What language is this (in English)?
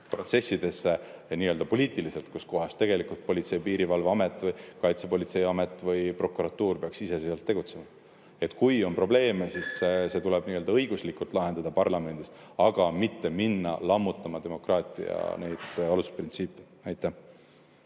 Estonian